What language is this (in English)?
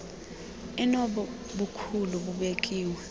Xhosa